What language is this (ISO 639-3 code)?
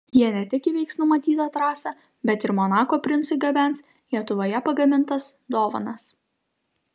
lit